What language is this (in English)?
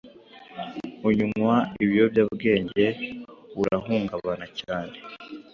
Kinyarwanda